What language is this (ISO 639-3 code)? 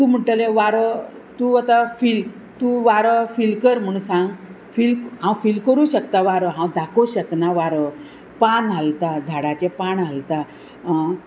kok